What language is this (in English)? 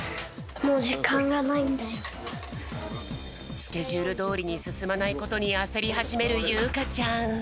Japanese